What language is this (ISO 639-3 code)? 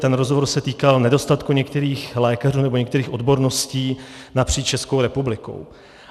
ces